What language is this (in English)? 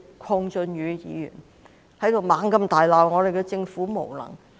Cantonese